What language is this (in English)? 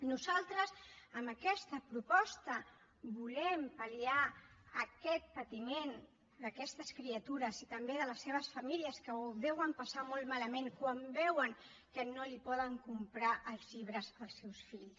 Catalan